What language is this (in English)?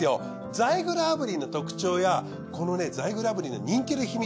Japanese